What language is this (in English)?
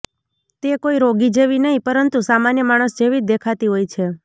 Gujarati